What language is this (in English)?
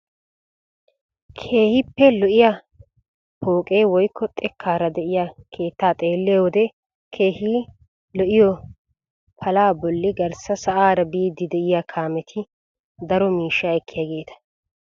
Wolaytta